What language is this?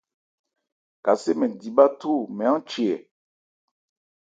Ebrié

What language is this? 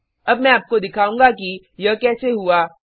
Hindi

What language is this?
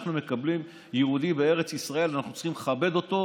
Hebrew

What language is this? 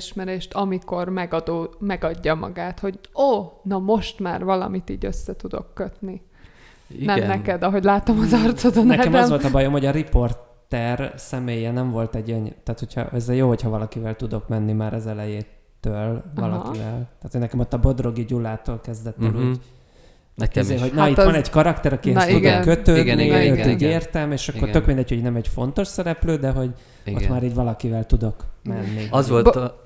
Hungarian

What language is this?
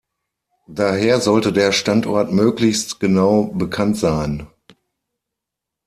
German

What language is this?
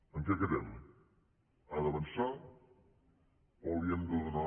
Catalan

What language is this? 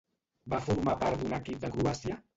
Catalan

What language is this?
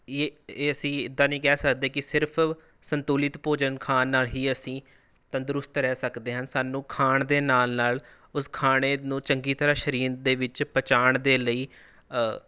Punjabi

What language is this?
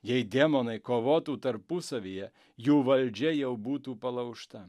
Lithuanian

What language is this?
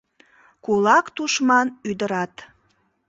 Mari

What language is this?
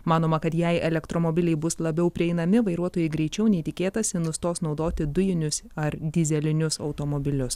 Lithuanian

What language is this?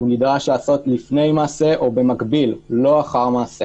Hebrew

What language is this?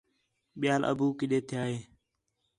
Khetrani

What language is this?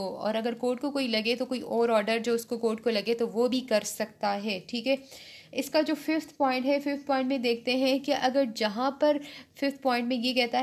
Hindi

